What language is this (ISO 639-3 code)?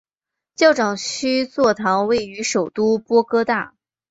zho